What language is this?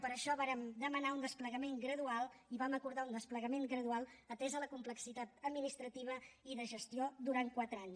Catalan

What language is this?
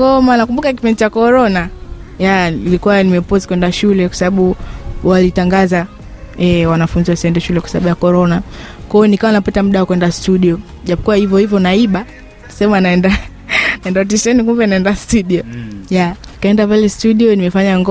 Swahili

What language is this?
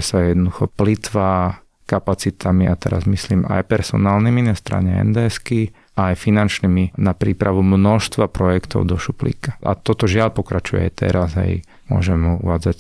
Slovak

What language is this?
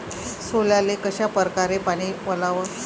Marathi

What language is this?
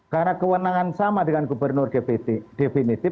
Indonesian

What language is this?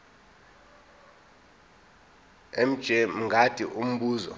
Zulu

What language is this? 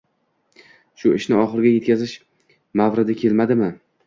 Uzbek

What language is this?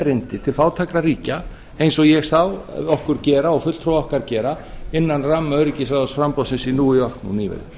Icelandic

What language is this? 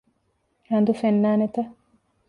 Divehi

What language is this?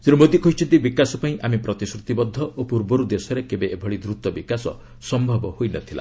Odia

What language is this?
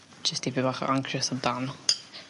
Welsh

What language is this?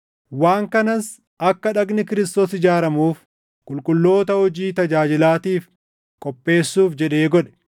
Oromo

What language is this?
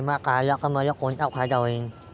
Marathi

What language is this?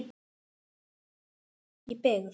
Icelandic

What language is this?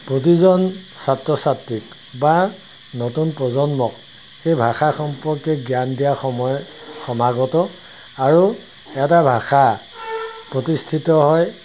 Assamese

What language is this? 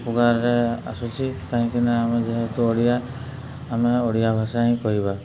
Odia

